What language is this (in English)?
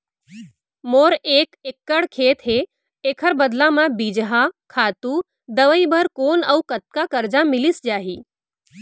Chhattisgarhi